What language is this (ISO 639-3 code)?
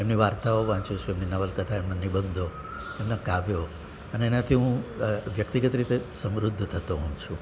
guj